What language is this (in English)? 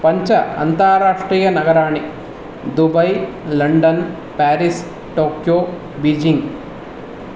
Sanskrit